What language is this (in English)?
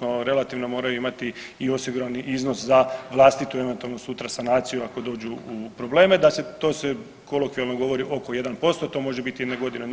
Croatian